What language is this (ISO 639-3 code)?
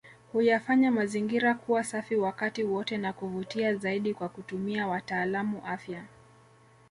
swa